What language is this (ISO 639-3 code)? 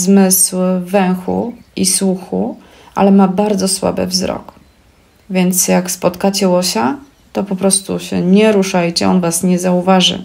pol